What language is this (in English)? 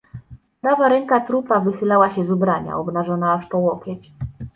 Polish